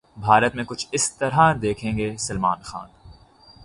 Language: Urdu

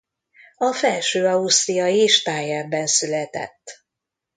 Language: Hungarian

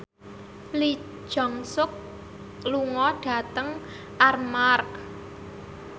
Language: Javanese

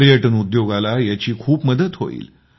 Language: Marathi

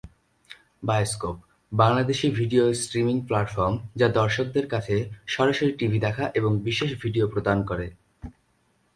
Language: Bangla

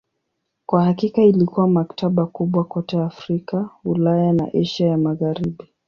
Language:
Swahili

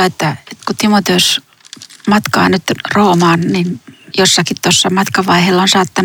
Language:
Finnish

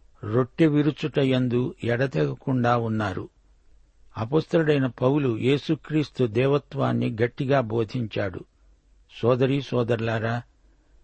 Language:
Telugu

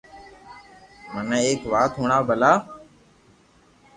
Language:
Loarki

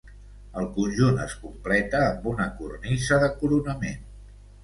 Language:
Catalan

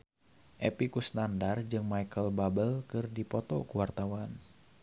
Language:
Sundanese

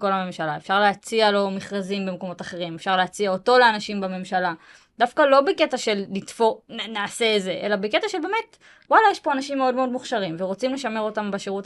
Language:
Hebrew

